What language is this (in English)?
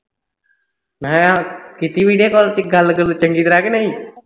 Punjabi